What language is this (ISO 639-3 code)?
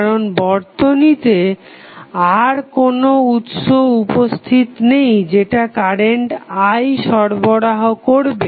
ben